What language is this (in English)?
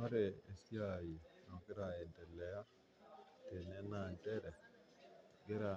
Masai